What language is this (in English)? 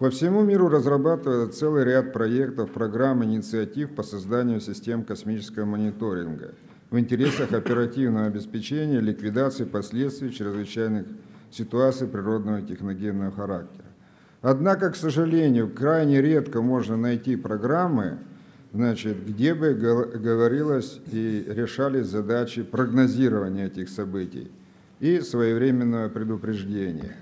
Russian